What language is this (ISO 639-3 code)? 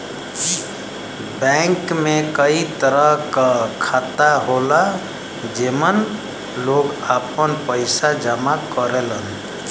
bho